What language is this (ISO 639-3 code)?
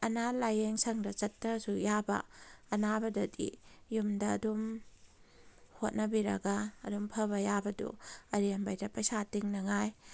mni